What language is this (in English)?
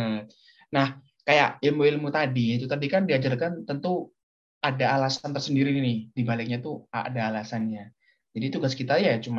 Indonesian